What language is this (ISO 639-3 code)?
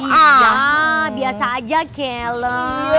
ind